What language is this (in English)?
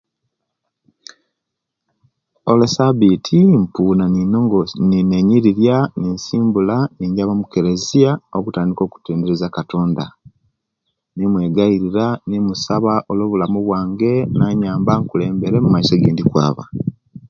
Kenyi